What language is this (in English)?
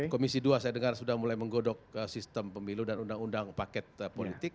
Indonesian